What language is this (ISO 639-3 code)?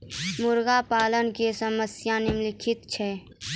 mai